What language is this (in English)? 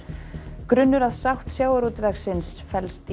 Icelandic